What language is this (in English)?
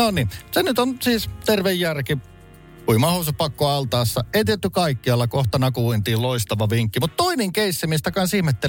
Finnish